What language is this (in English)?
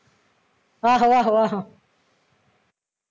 Punjabi